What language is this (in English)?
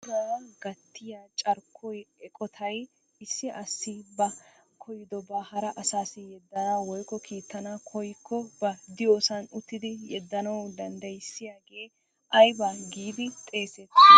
Wolaytta